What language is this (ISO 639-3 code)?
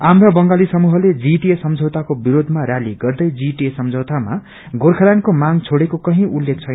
nep